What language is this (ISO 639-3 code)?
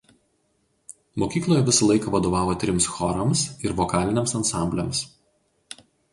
lit